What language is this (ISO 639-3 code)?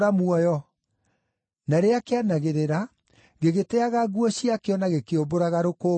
kik